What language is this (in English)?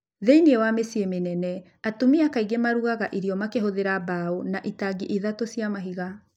Kikuyu